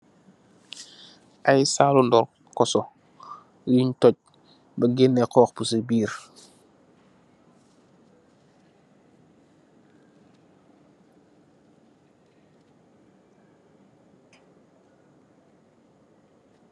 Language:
Wolof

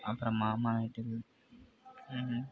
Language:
Tamil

